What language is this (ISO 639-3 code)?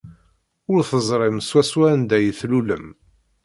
kab